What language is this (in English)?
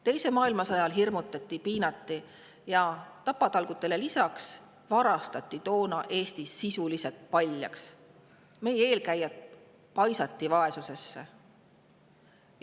Estonian